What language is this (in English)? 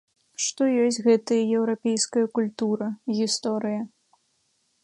Belarusian